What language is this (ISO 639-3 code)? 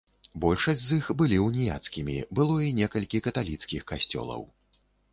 bel